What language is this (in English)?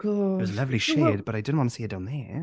English